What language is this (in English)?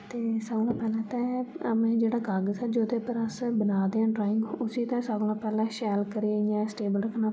Dogri